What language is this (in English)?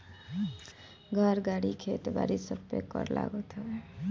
Bhojpuri